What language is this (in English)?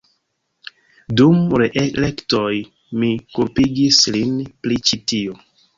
Esperanto